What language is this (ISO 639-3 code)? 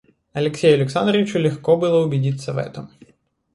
rus